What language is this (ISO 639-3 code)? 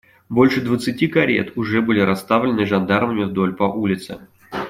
rus